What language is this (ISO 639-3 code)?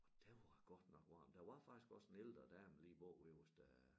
dan